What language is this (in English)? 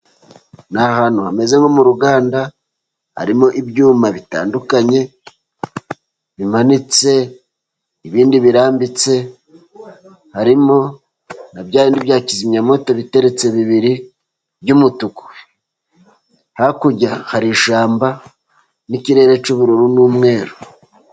Kinyarwanda